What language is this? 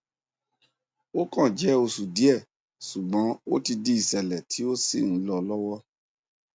Yoruba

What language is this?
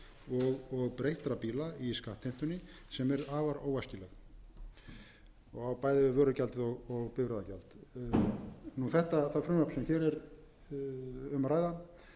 Icelandic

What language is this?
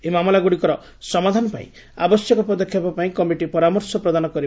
Odia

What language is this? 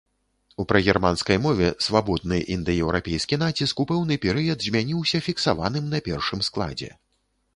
Belarusian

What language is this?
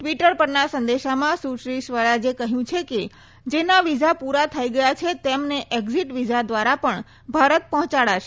Gujarati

